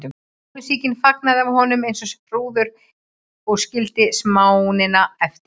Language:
Icelandic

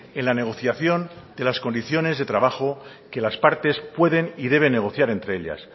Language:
Spanish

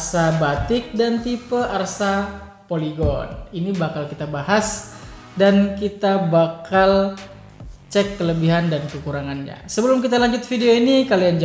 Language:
Indonesian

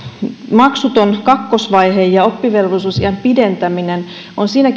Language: Finnish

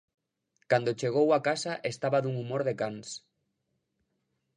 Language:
Galician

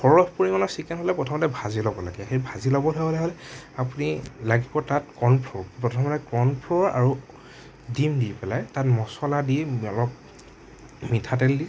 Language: Assamese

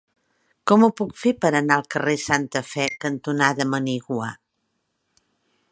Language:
Catalan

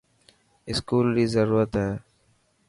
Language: Dhatki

